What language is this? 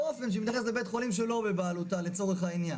Hebrew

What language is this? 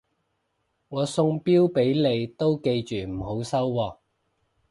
Cantonese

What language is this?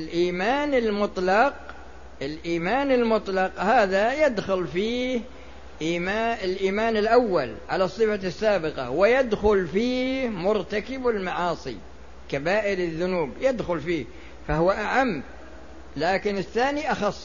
Arabic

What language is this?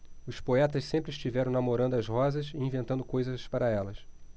Portuguese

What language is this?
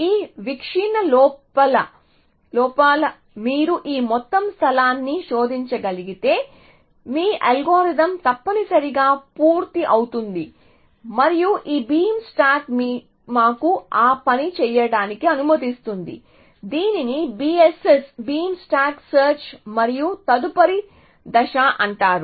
Telugu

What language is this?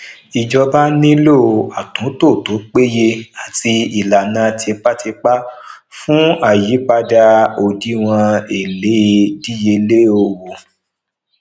Yoruba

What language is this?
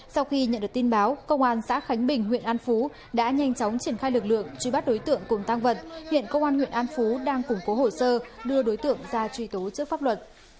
Vietnamese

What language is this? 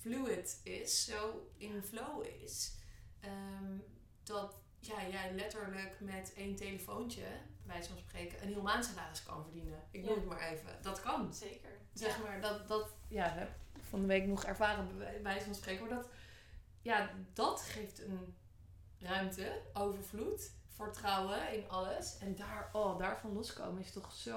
Dutch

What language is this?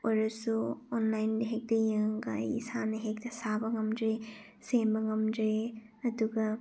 Manipuri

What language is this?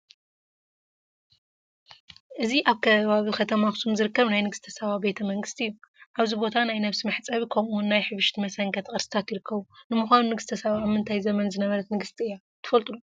Tigrinya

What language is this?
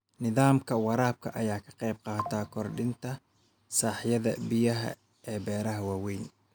Somali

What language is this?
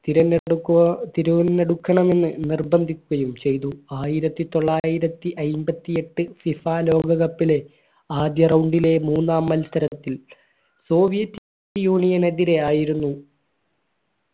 Malayalam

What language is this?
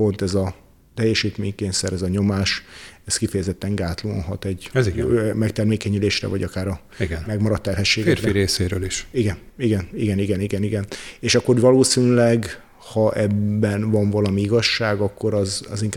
Hungarian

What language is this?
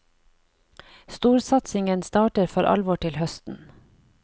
Norwegian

